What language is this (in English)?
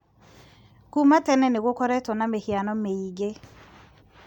Kikuyu